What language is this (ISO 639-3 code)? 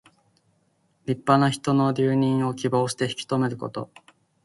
jpn